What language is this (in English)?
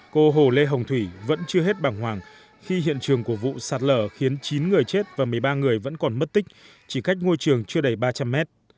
Vietnamese